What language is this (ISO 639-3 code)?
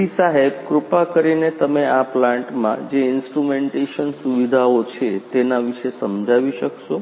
guj